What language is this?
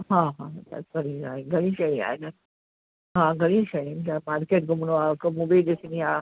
Sindhi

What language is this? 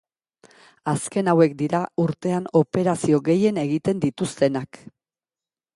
Basque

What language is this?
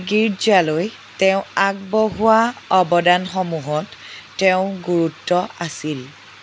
Assamese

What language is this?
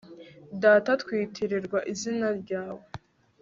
Kinyarwanda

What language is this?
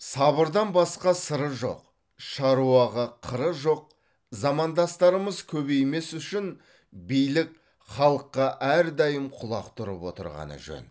Kazakh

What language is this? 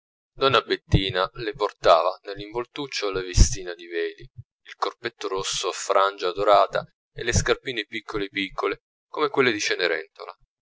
Italian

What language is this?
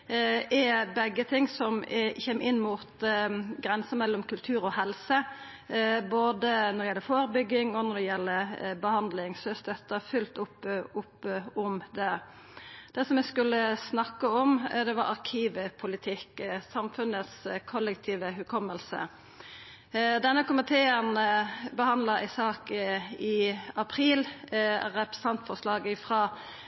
Norwegian Nynorsk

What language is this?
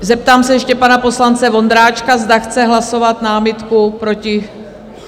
Czech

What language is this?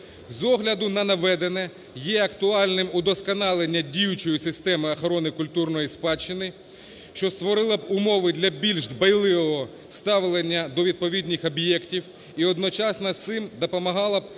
Ukrainian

